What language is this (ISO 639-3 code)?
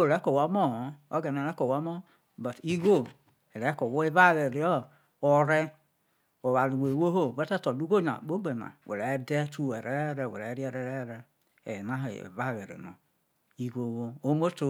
iso